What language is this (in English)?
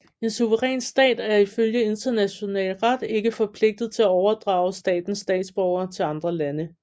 Danish